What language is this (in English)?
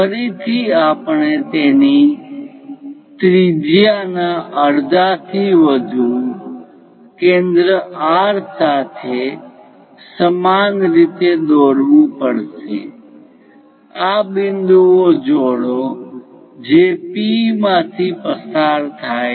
Gujarati